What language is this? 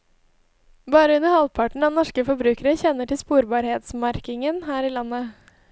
Norwegian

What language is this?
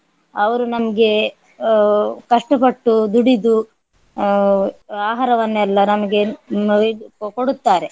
Kannada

